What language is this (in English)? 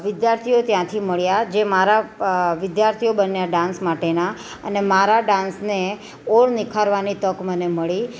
Gujarati